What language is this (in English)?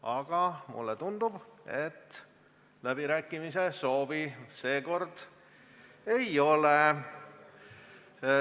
Estonian